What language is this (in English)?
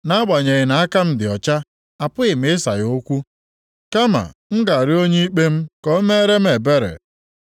Igbo